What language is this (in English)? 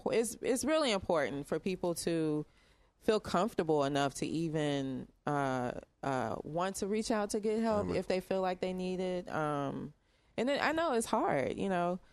English